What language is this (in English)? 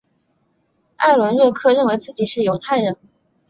Chinese